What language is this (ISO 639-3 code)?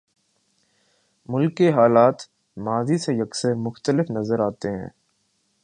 urd